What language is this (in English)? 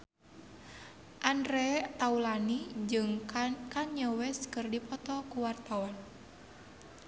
Sundanese